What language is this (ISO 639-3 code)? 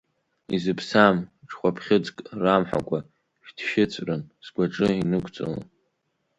abk